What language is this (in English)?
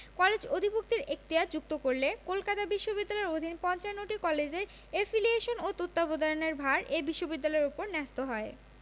Bangla